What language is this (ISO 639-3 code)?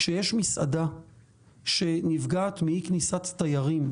heb